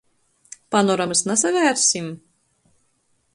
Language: Latgalian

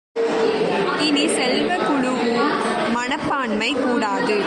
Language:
Tamil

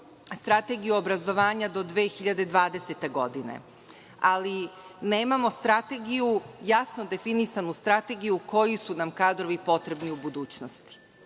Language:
Serbian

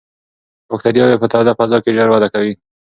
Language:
Pashto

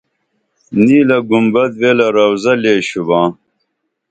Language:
Dameli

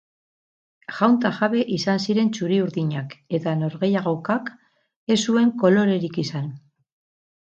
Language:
Basque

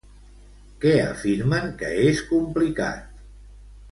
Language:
Catalan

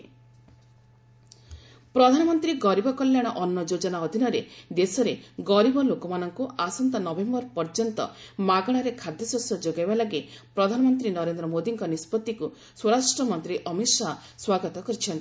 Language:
Odia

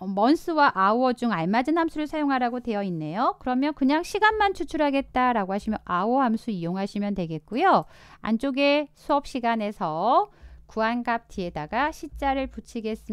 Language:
Korean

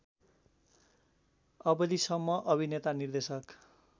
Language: Nepali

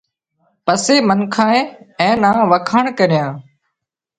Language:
Wadiyara Koli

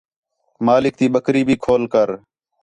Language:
Khetrani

